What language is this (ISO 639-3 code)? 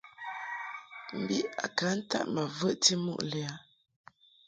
mhk